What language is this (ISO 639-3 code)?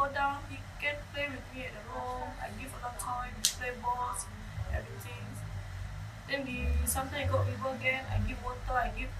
msa